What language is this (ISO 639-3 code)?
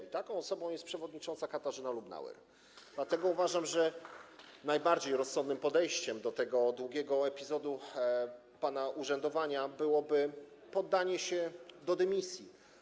pol